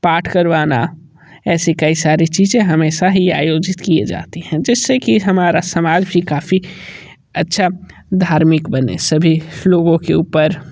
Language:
Hindi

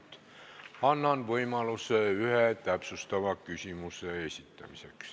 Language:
Estonian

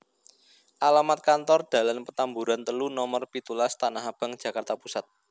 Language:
Javanese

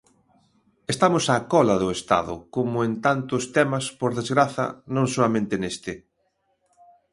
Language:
Galician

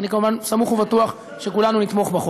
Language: Hebrew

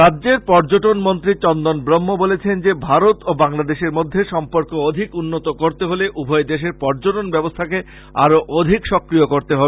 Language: Bangla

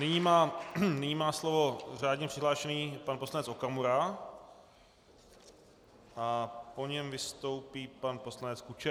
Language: Czech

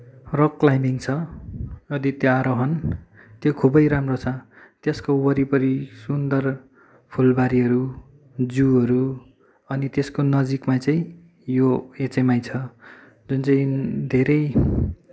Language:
Nepali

